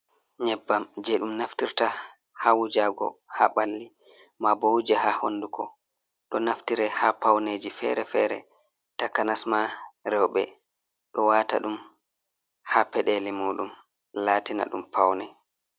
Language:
Fula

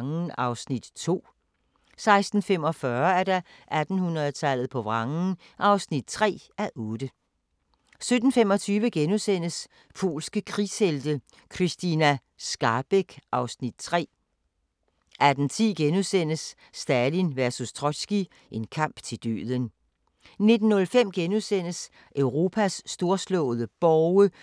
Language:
Danish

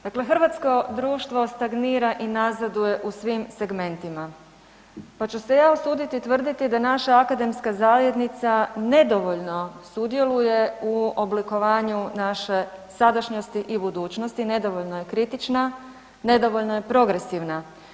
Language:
Croatian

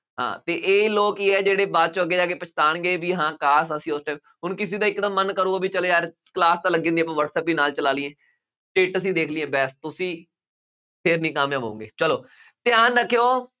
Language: Punjabi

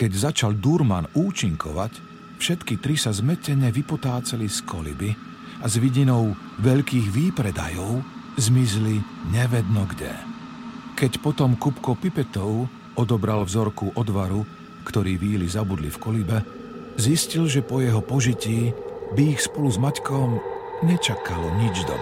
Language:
Slovak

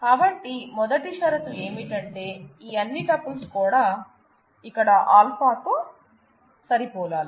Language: Telugu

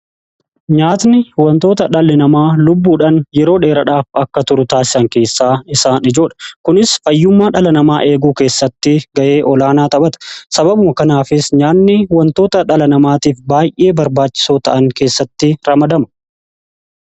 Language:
Oromo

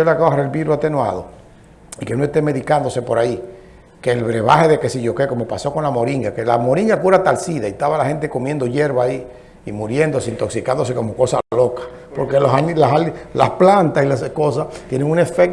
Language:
Spanish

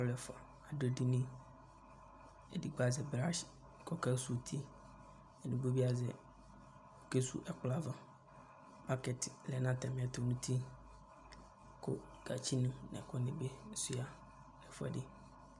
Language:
Ikposo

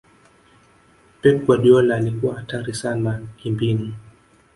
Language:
Swahili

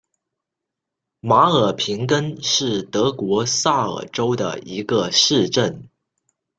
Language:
Chinese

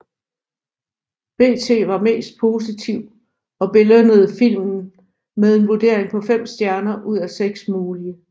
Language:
Danish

